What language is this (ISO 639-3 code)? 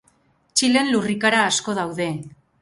eus